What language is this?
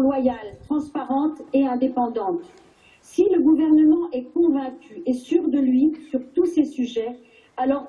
French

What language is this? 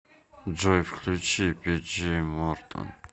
Russian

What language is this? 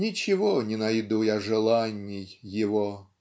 Russian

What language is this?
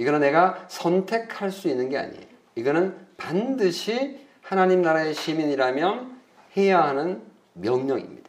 Korean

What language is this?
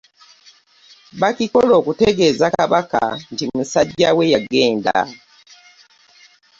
Ganda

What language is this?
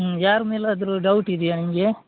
Kannada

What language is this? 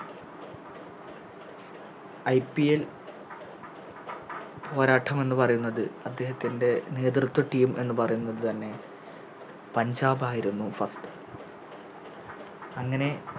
Malayalam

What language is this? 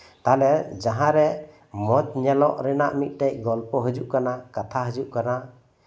Santali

